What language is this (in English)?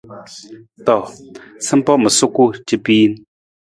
Nawdm